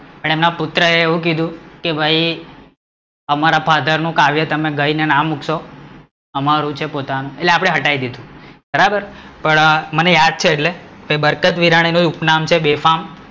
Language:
Gujarati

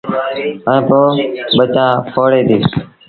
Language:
Sindhi Bhil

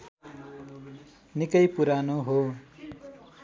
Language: Nepali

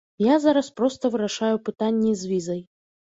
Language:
Belarusian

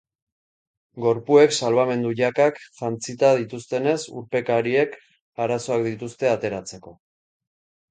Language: Basque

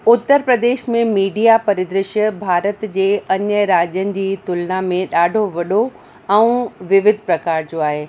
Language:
Sindhi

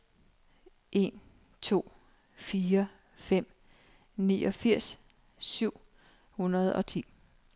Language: Danish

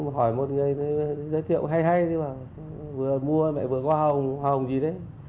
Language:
Vietnamese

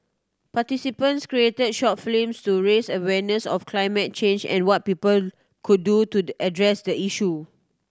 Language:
English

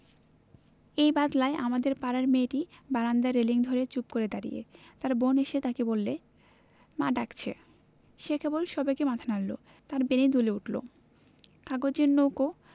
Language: Bangla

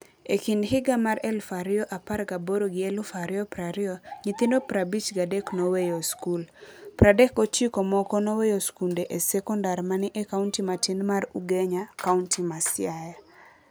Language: Luo (Kenya and Tanzania)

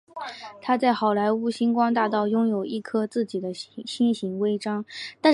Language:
Chinese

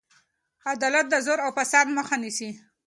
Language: Pashto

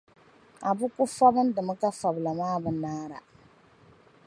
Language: Dagbani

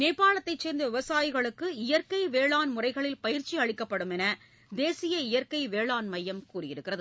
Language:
Tamil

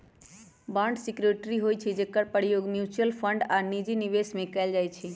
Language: Magahi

